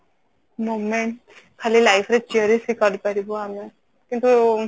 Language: Odia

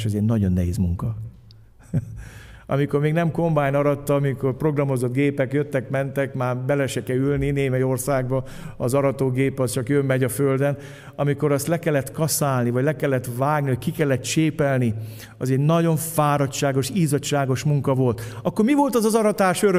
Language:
Hungarian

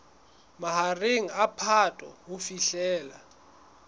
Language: Southern Sotho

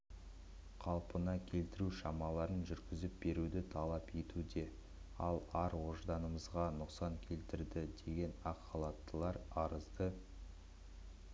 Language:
Kazakh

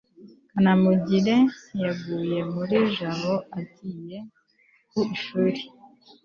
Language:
Kinyarwanda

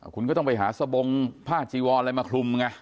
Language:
Thai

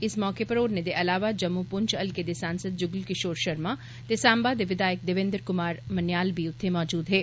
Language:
Dogri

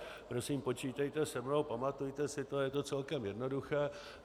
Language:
Czech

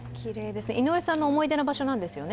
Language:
Japanese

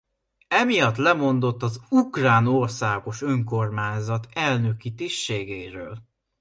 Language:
Hungarian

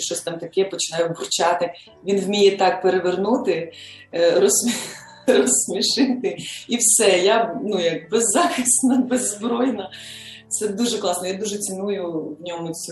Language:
Ukrainian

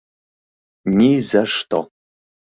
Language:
Mari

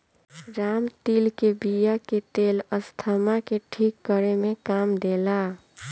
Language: Bhojpuri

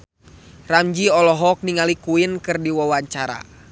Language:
Sundanese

